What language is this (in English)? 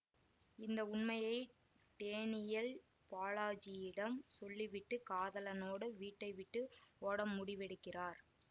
Tamil